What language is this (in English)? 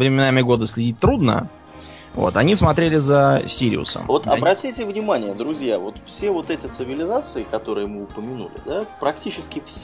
Russian